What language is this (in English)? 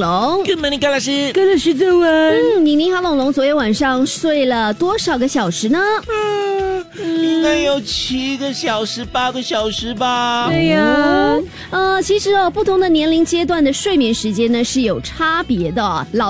Chinese